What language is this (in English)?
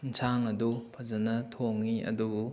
Manipuri